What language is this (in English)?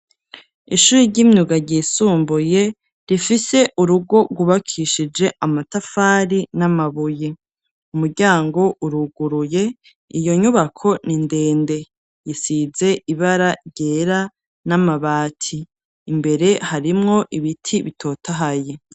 Rundi